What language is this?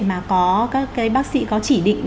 Vietnamese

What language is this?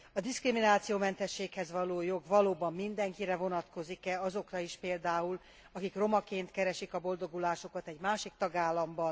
Hungarian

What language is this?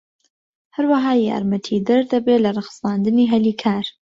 Central Kurdish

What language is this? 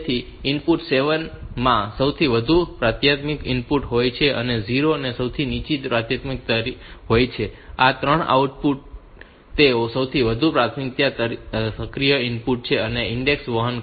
Gujarati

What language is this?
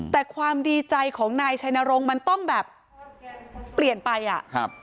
Thai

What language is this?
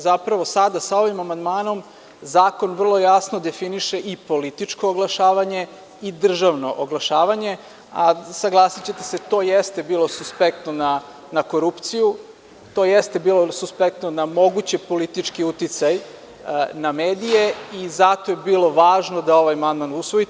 Serbian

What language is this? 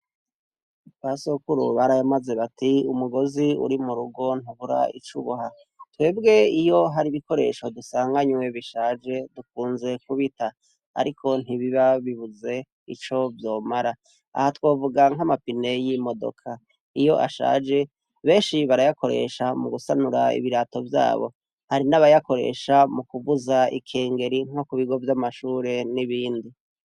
Rundi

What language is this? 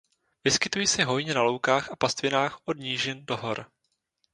Czech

